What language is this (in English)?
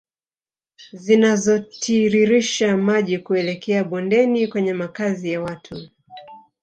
Swahili